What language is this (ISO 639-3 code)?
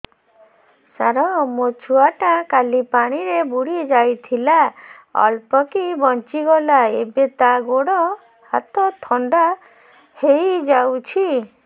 ori